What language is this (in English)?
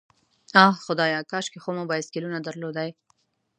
Pashto